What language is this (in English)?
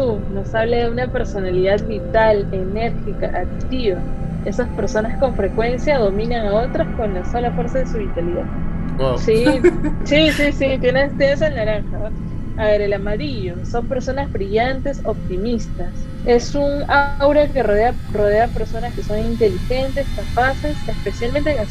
Spanish